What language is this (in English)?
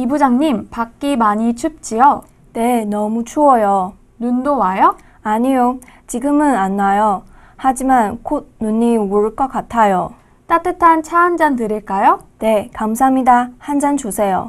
Korean